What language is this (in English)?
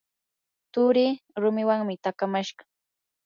Yanahuanca Pasco Quechua